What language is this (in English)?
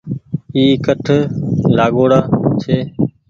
Goaria